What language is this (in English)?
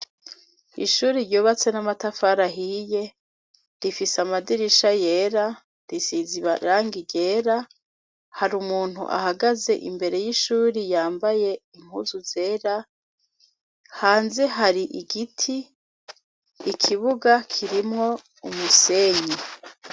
Rundi